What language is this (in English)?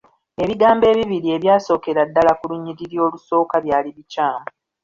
Ganda